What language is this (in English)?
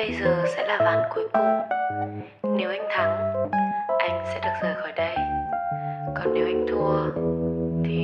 Vietnamese